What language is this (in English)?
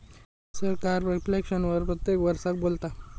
Marathi